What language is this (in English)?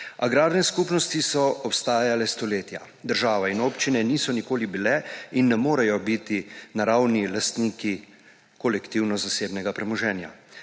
Slovenian